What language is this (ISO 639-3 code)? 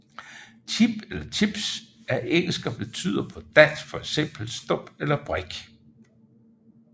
dan